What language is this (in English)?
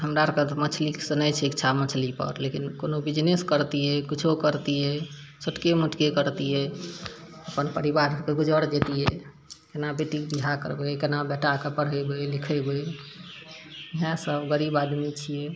Maithili